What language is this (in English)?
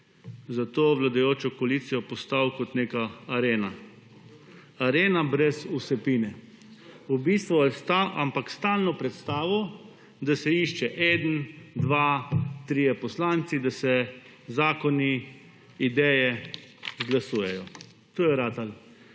Slovenian